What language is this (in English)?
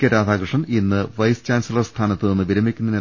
Malayalam